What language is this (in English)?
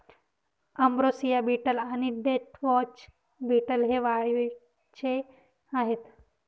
Marathi